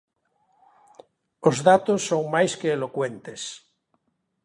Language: Galician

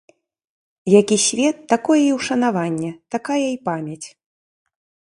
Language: Belarusian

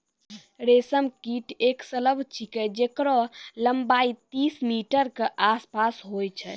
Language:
Maithili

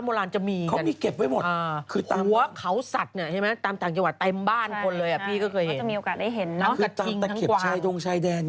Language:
Thai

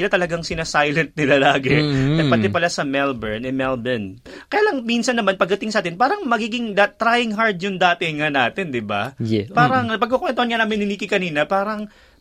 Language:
Filipino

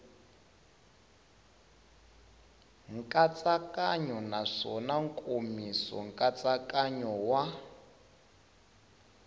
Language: Tsonga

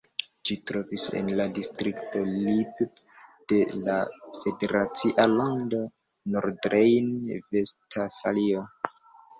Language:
Esperanto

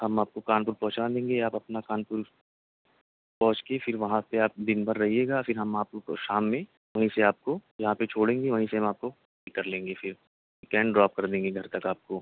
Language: Urdu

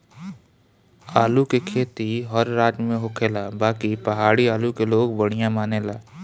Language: Bhojpuri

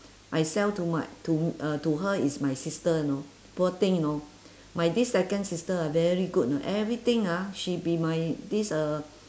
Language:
English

